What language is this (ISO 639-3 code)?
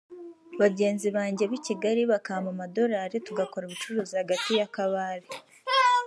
kin